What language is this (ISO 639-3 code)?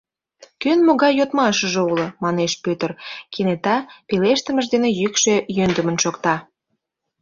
chm